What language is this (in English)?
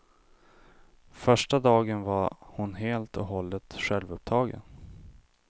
Swedish